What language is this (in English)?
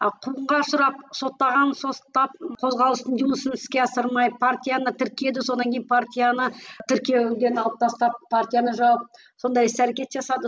Kazakh